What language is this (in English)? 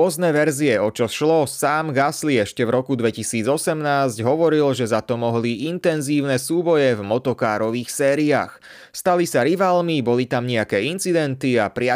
Slovak